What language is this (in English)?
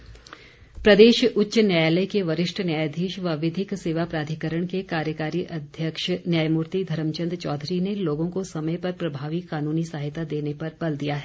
Hindi